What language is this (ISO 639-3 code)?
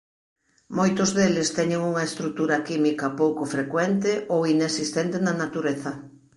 glg